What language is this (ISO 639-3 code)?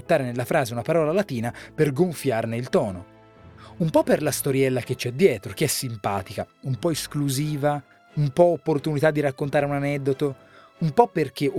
ita